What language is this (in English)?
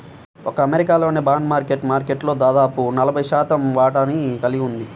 Telugu